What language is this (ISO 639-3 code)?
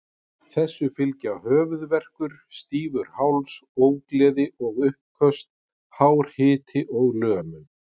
isl